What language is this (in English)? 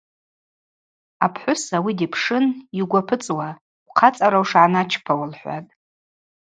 Abaza